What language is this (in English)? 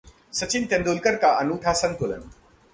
Hindi